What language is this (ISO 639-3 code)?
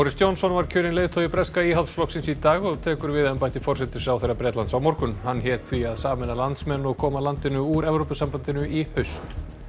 isl